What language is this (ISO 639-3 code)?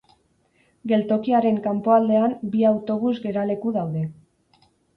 eus